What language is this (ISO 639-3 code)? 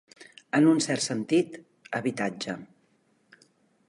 cat